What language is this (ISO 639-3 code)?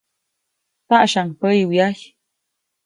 zoc